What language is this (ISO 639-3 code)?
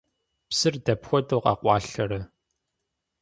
kbd